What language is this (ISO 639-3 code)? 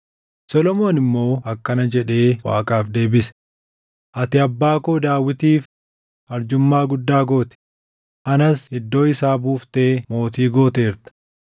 orm